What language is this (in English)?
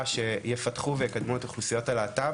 Hebrew